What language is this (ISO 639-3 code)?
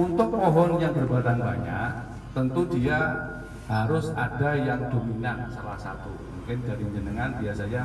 ind